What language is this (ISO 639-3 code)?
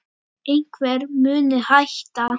isl